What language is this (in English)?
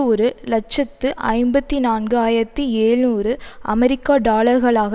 Tamil